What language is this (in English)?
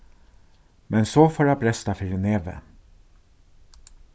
Faroese